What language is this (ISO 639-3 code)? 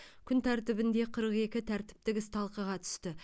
kaz